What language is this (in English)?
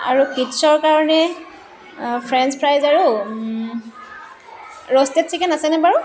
Assamese